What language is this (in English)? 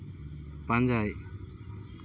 Santali